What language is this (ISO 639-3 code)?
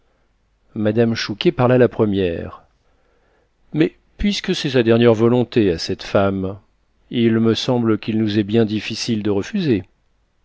fra